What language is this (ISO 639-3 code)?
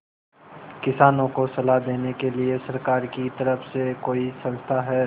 hin